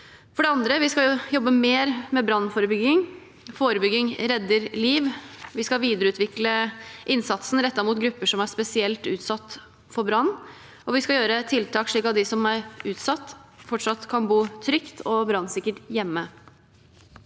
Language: Norwegian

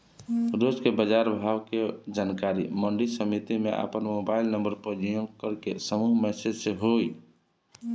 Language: Bhojpuri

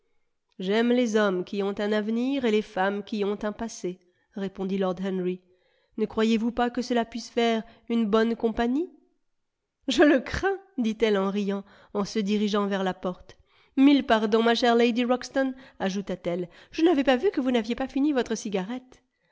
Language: French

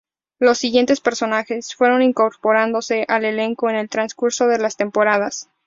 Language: Spanish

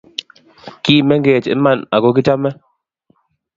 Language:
Kalenjin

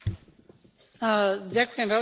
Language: Slovak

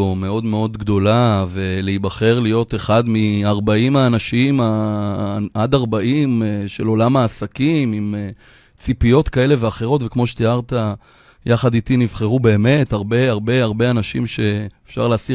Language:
Hebrew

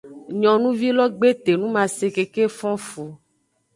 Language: Aja (Benin)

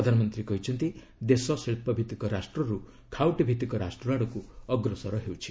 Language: Odia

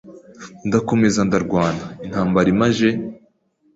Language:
Kinyarwanda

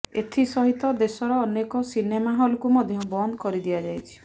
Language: Odia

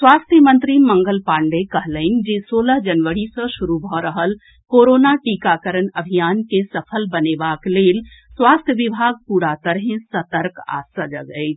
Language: Maithili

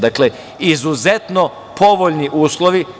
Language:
Serbian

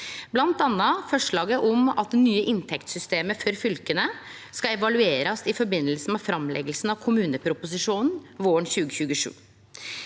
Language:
Norwegian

